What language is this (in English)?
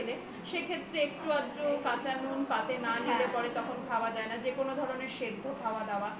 Bangla